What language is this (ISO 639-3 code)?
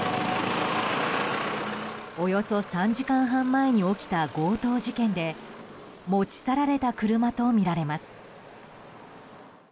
jpn